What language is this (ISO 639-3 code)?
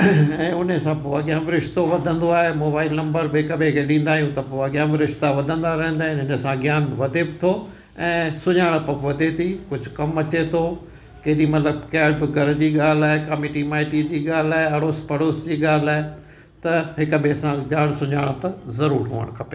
snd